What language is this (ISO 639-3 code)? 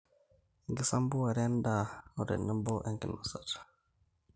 mas